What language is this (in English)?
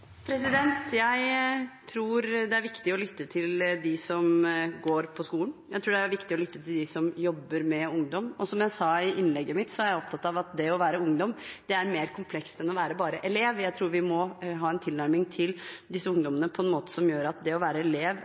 Norwegian Bokmål